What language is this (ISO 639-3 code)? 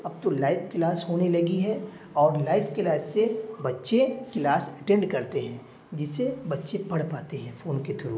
urd